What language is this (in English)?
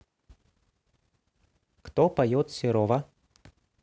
Russian